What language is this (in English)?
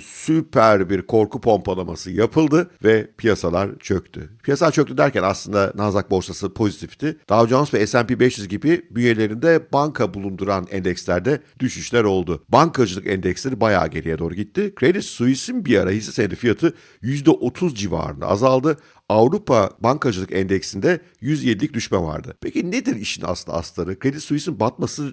Turkish